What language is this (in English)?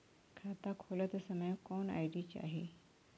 Bhojpuri